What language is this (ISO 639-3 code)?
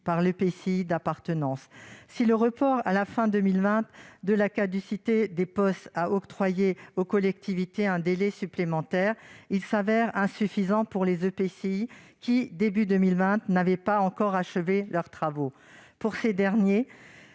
fra